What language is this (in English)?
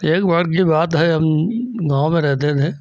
Hindi